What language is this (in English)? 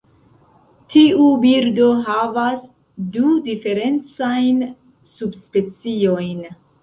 Esperanto